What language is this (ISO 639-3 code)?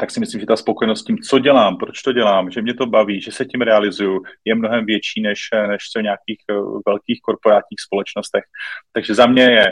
ces